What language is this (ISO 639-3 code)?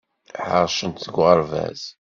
kab